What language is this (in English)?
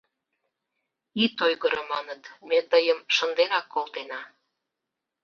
Mari